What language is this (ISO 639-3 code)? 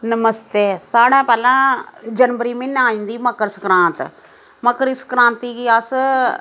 doi